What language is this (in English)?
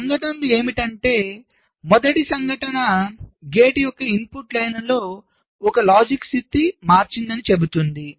Telugu